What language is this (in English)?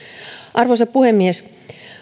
Finnish